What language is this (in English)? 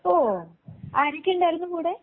Malayalam